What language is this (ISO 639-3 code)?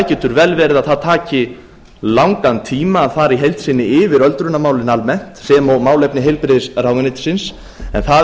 isl